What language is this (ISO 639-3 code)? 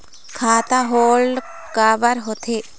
hne